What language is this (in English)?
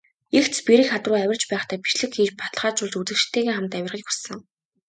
Mongolian